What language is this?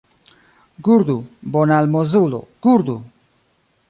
Esperanto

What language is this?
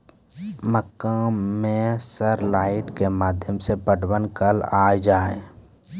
Maithili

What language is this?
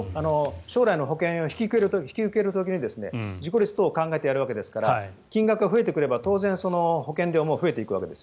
Japanese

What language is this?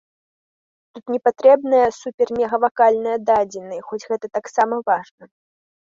Belarusian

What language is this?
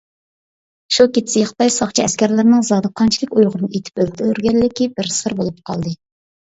Uyghur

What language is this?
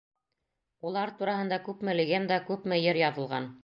Bashkir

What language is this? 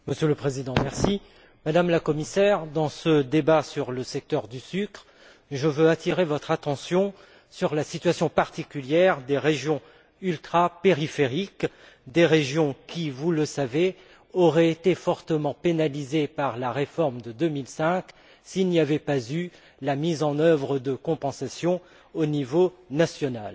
French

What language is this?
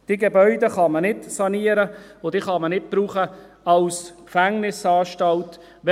Swiss German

